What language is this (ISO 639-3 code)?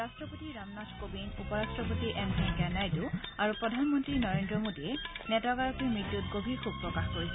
asm